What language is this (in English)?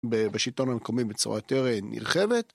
Hebrew